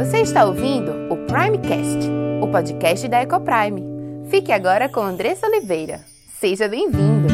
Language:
Portuguese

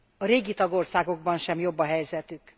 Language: Hungarian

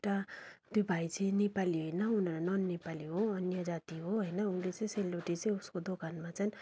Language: Nepali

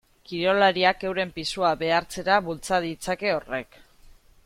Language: Basque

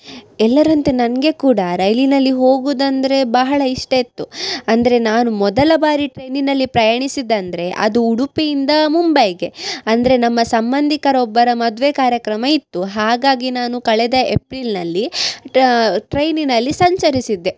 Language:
Kannada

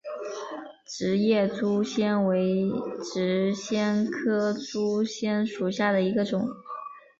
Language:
Chinese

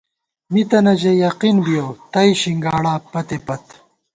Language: Gawar-Bati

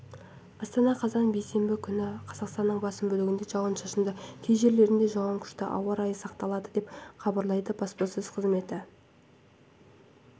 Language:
Kazakh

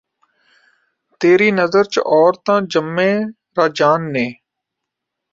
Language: Punjabi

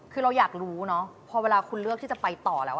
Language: Thai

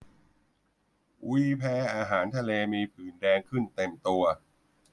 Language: Thai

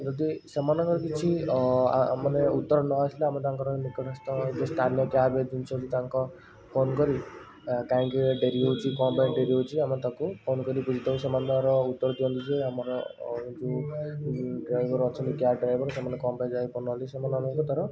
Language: Odia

